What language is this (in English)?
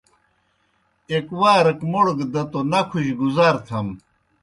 Kohistani Shina